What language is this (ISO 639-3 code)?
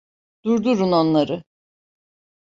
tur